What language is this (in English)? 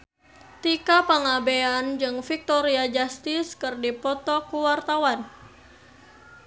Sundanese